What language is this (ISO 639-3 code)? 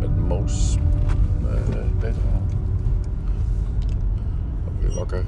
nld